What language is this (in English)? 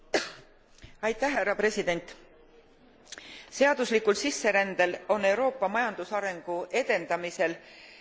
Estonian